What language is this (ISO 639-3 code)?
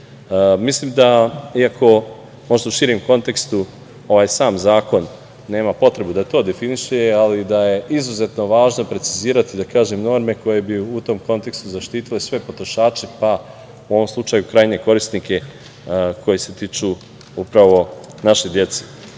srp